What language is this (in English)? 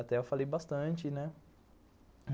Portuguese